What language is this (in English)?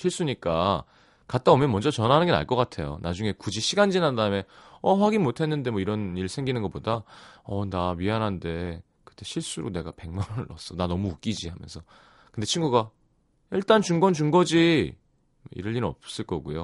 Korean